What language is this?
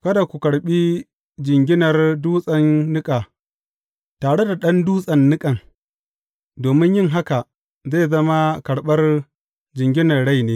Hausa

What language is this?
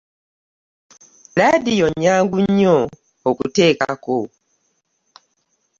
Ganda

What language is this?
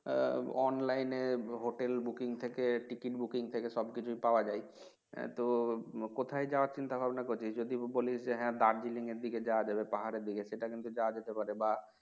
Bangla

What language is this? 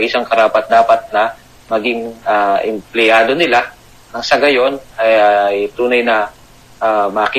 Filipino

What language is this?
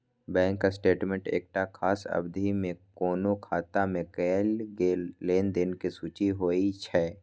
Maithili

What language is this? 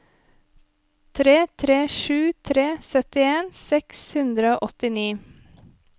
Norwegian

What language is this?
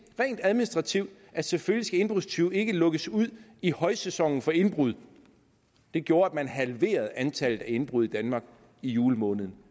Danish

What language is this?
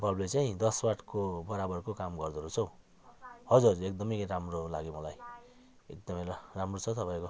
Nepali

